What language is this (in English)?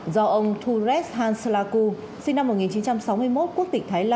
Vietnamese